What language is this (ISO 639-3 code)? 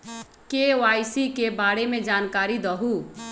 mag